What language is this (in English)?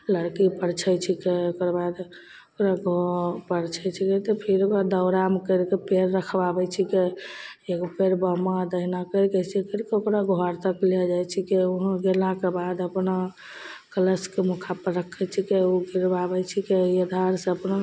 Maithili